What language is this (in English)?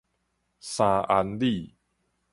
Min Nan Chinese